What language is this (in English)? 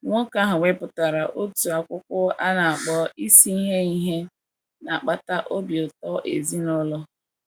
Igbo